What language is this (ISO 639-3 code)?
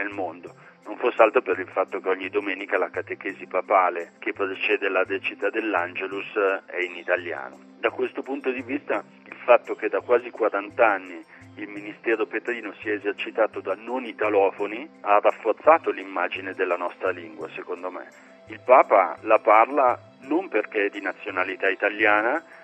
ita